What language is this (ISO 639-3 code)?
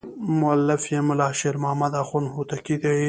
pus